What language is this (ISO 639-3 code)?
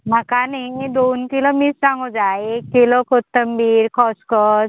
kok